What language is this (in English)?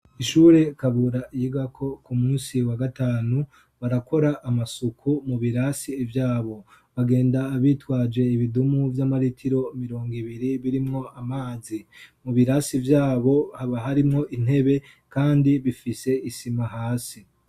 Rundi